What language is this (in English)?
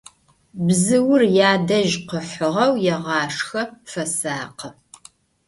Adyghe